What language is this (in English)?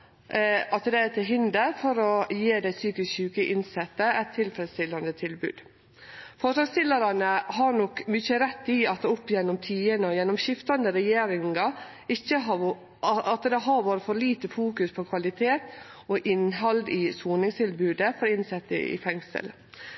Norwegian Nynorsk